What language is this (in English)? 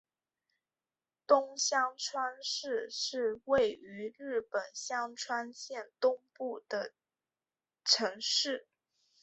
Chinese